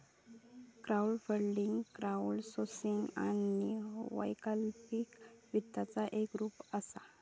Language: Marathi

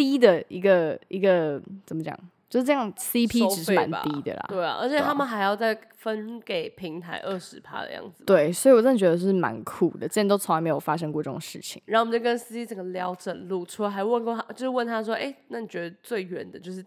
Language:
Chinese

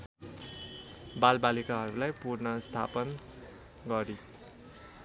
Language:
Nepali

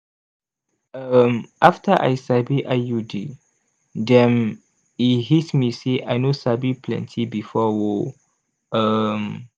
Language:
Nigerian Pidgin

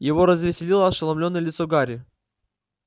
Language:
Russian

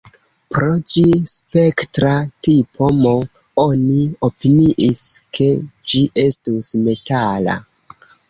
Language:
Esperanto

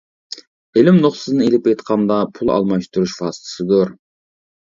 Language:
Uyghur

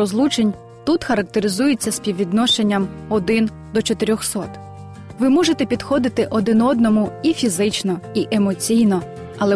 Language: Ukrainian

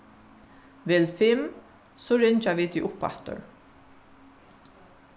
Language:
Faroese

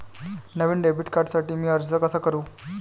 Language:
Marathi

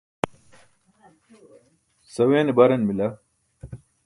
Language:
Burushaski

